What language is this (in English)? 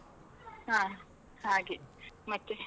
Kannada